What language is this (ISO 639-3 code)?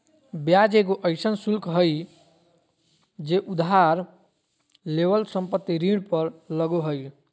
mag